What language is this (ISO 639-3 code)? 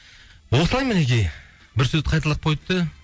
kaz